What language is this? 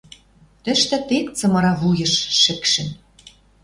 Western Mari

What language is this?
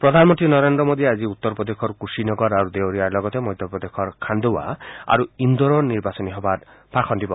Assamese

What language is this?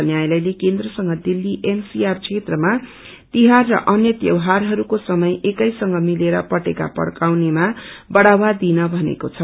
Nepali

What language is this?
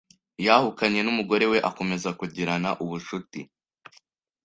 Kinyarwanda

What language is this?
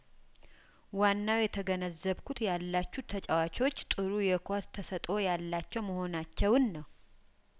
Amharic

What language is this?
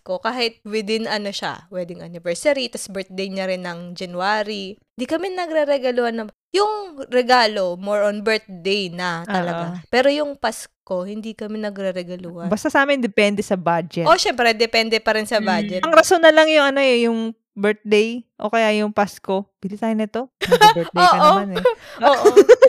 Filipino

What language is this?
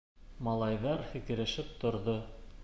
Bashkir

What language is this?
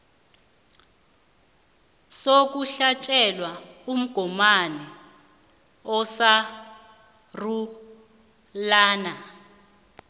South Ndebele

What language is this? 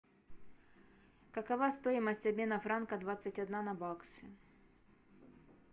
Russian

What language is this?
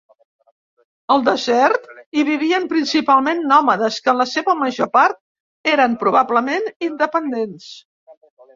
Catalan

